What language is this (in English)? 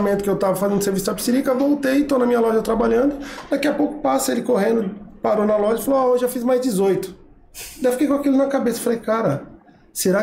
Portuguese